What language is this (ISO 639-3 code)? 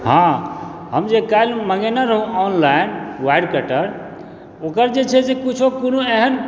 mai